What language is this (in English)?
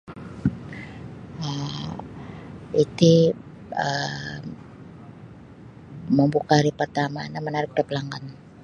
Sabah Bisaya